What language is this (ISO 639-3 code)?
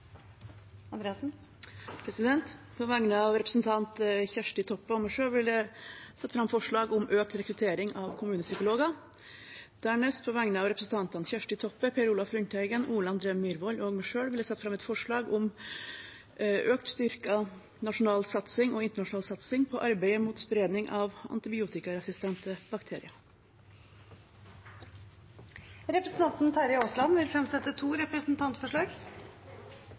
nor